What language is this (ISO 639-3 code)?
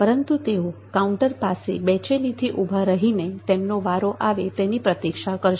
guj